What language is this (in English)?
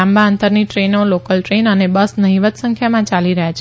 Gujarati